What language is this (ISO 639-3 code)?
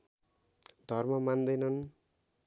nep